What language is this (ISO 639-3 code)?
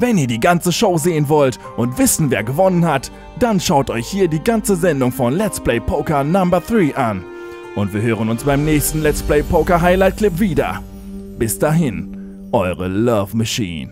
deu